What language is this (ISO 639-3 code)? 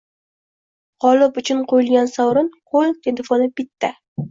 uzb